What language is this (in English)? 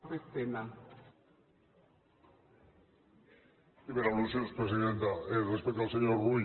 Catalan